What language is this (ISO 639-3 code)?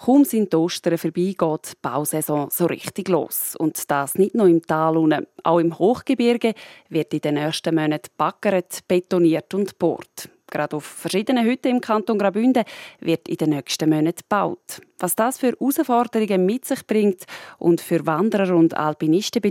deu